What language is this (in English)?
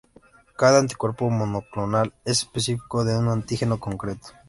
Spanish